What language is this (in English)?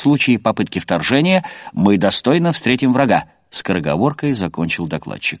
Russian